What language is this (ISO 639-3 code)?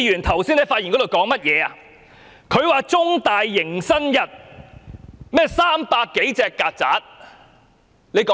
yue